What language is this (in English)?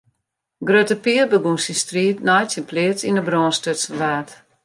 Western Frisian